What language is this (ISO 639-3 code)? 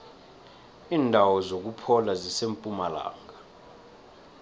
nbl